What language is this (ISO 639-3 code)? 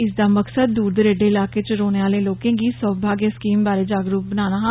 doi